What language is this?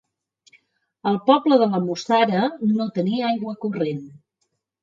Catalan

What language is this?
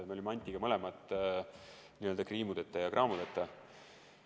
Estonian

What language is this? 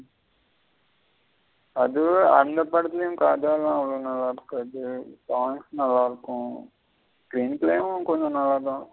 Tamil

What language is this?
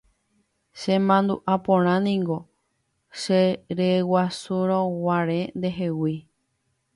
Guarani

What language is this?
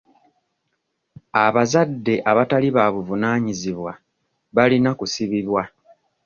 Ganda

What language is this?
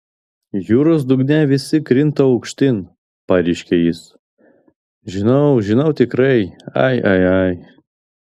Lithuanian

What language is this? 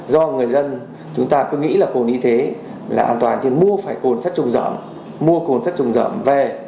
Vietnamese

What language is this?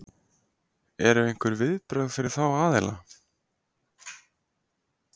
Icelandic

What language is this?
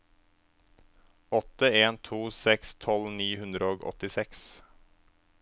Norwegian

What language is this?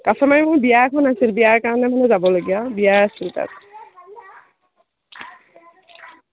Assamese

